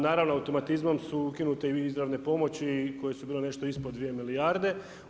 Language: Croatian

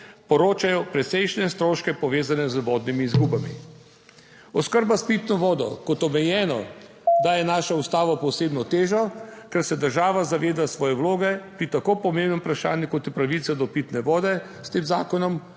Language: Slovenian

